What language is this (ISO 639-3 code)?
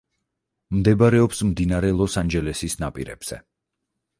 kat